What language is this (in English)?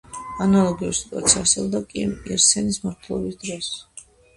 Georgian